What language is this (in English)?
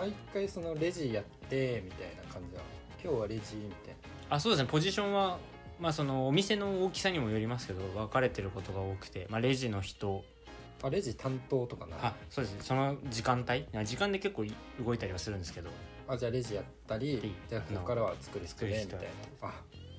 Japanese